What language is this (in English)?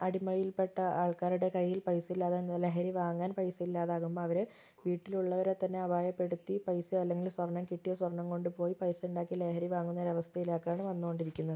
Malayalam